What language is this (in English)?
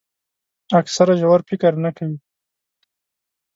Pashto